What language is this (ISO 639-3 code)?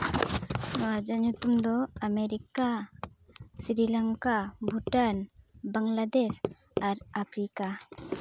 sat